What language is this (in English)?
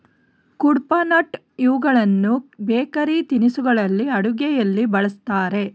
Kannada